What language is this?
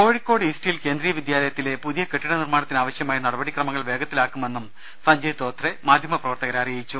Malayalam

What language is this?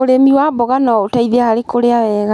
Kikuyu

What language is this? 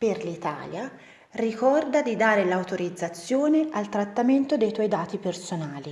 Italian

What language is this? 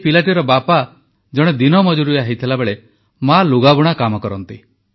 Odia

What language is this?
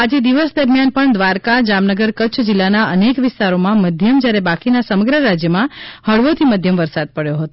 Gujarati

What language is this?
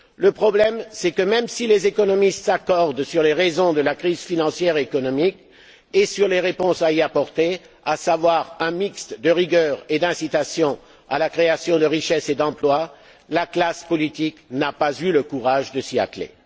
French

